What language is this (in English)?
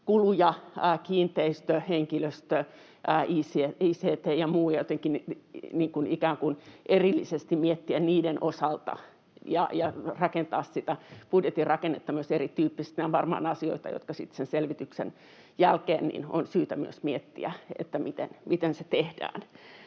Finnish